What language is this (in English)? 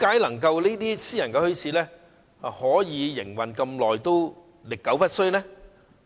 Cantonese